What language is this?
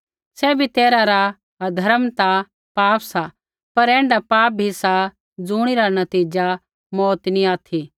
Kullu Pahari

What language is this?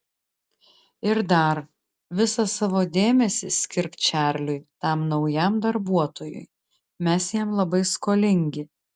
Lithuanian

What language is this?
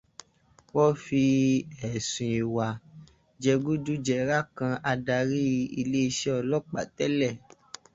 Yoruba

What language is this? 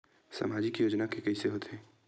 Chhattisgarhi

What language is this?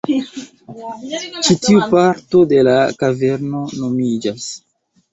Esperanto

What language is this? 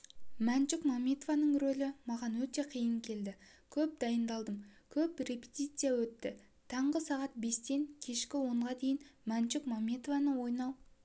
Kazakh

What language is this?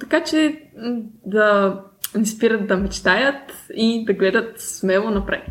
Bulgarian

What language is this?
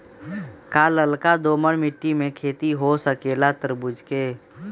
Magahi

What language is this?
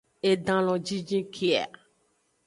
Aja (Benin)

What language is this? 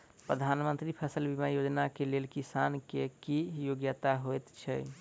Maithili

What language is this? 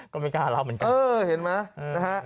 Thai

